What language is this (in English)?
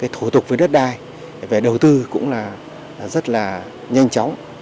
Vietnamese